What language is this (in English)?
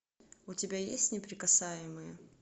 Russian